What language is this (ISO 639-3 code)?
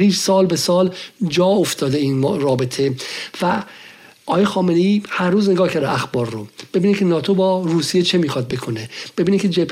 fas